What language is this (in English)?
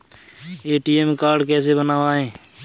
Hindi